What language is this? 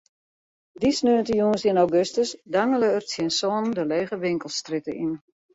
Western Frisian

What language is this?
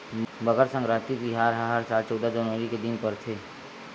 Chhattisgarhi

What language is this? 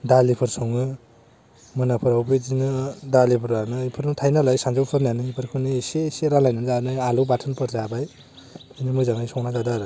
Bodo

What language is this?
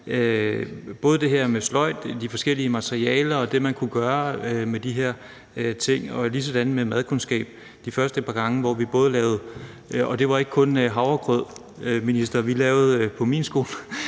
Danish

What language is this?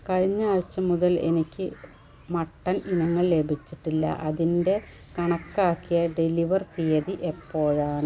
Malayalam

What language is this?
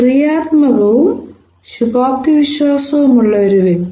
Malayalam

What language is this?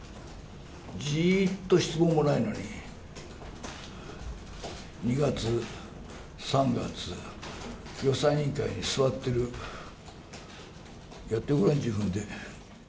Japanese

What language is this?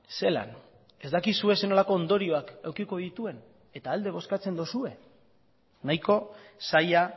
Basque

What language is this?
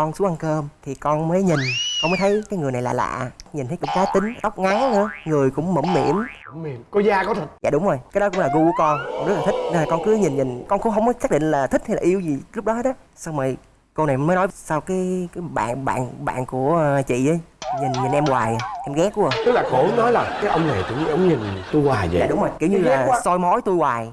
Vietnamese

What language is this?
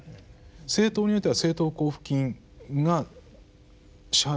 Japanese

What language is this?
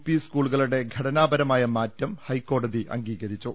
Malayalam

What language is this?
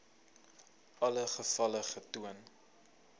Afrikaans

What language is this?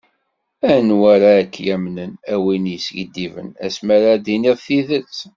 Kabyle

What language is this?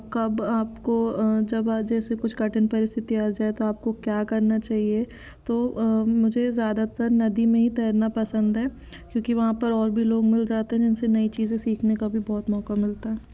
Hindi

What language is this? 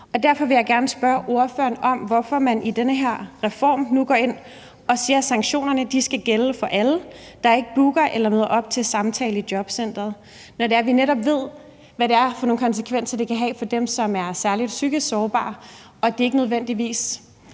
Danish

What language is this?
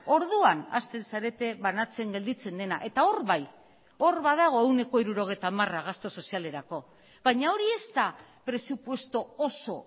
Basque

